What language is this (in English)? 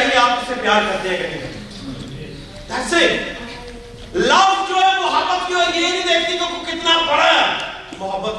Urdu